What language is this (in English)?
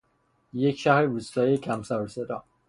Persian